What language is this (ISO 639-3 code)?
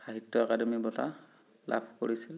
asm